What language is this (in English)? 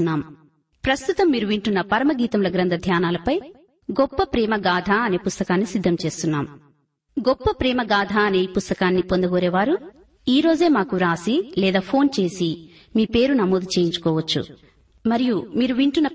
Telugu